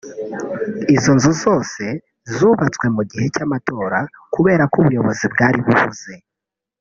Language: Kinyarwanda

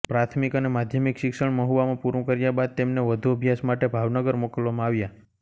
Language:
Gujarati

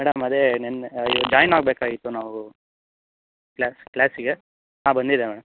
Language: Kannada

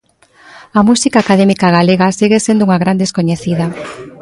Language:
Galician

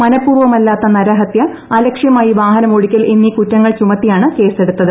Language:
Malayalam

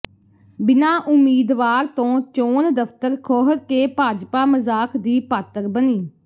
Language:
Punjabi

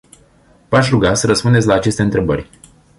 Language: Romanian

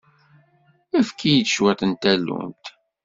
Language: Kabyle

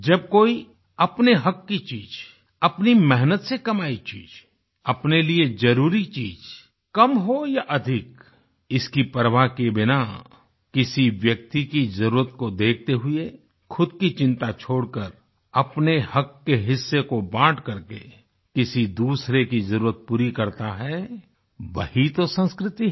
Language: Hindi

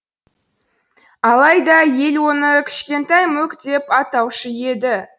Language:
Kazakh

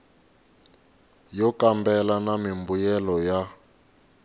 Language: Tsonga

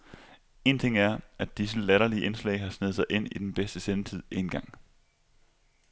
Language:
Danish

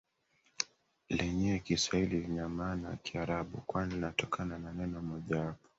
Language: Swahili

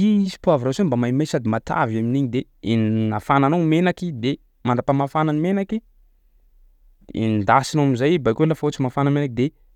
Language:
Sakalava Malagasy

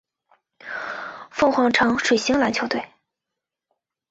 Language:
Chinese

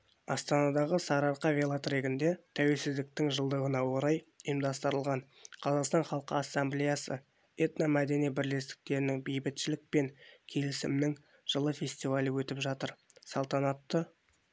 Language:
Kazakh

